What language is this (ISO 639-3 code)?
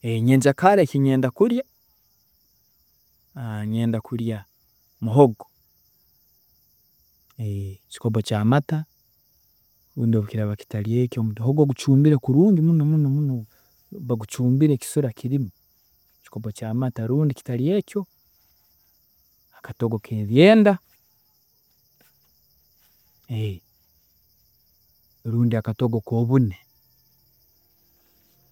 ttj